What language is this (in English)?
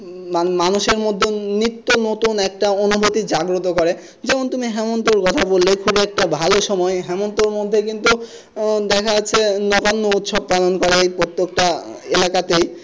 Bangla